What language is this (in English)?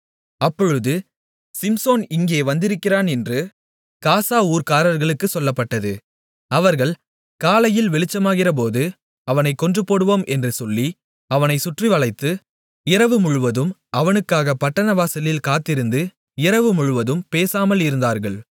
Tamil